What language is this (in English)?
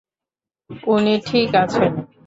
Bangla